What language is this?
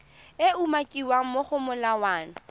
Tswana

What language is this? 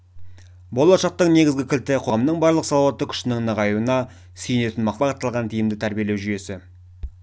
Kazakh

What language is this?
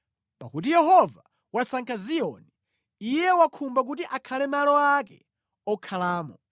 Nyanja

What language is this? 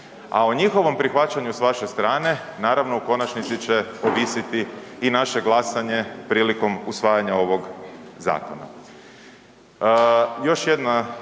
Croatian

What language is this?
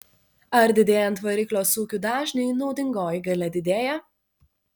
Lithuanian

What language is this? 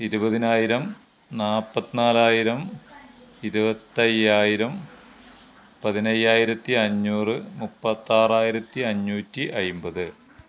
Malayalam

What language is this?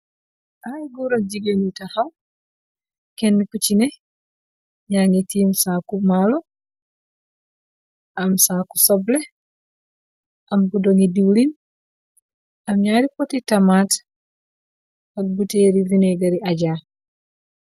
Wolof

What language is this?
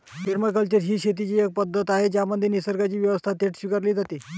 Marathi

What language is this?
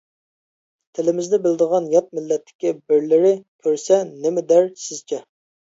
Uyghur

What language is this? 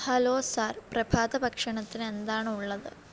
Malayalam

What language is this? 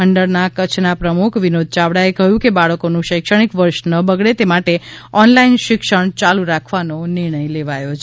Gujarati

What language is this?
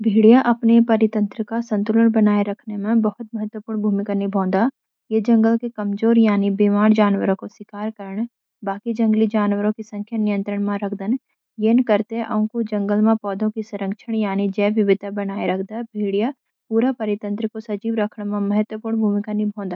Garhwali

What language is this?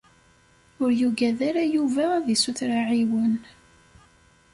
Kabyle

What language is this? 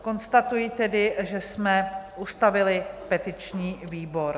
Czech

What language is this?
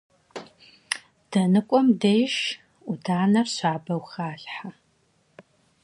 Kabardian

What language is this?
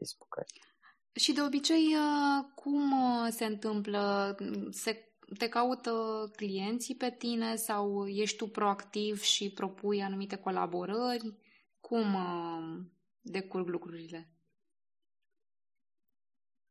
Romanian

